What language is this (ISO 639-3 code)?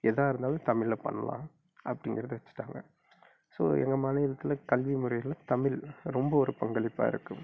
tam